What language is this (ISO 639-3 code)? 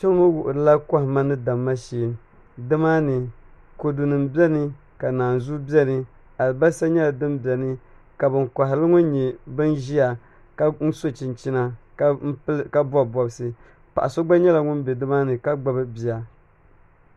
dag